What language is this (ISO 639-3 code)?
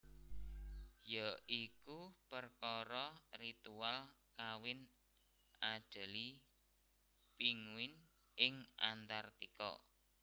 jav